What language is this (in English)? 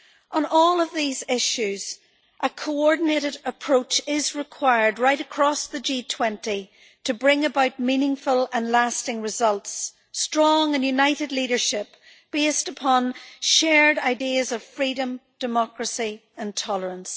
English